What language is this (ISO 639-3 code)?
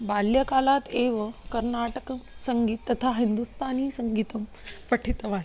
san